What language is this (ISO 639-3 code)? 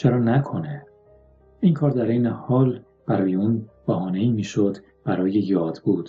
fas